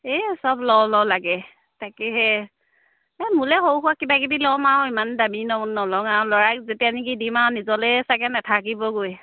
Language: Assamese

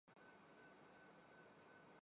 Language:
Urdu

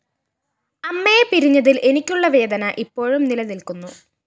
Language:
Malayalam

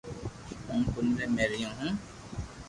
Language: Loarki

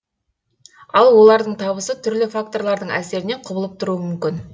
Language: Kazakh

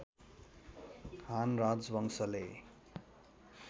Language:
Nepali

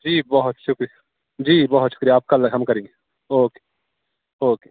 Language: Urdu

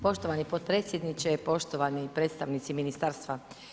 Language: Croatian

